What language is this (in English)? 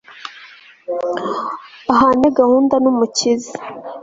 Kinyarwanda